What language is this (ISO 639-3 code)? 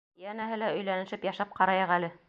bak